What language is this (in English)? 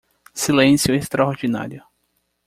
Portuguese